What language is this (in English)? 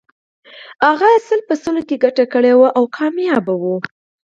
Pashto